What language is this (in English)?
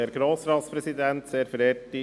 Swiss German